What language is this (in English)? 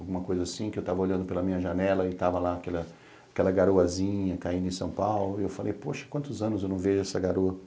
Portuguese